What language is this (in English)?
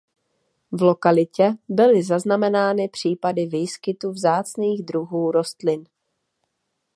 Czech